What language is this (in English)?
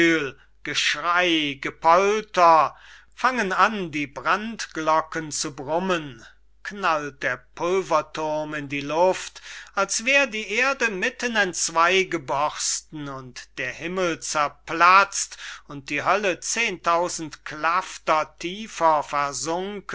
German